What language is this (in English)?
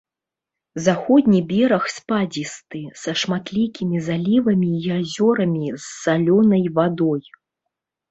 Belarusian